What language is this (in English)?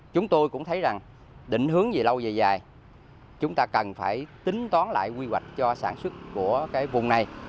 Vietnamese